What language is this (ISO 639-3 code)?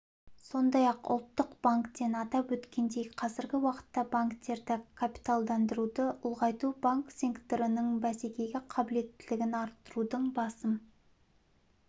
kaz